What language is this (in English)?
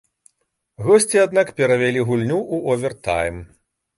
Belarusian